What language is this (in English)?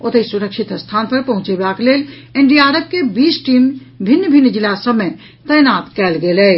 Maithili